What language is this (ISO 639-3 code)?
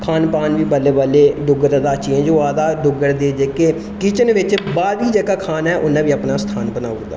doi